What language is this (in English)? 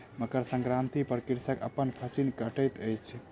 Maithili